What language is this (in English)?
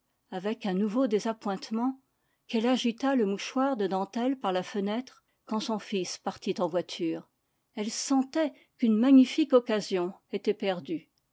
French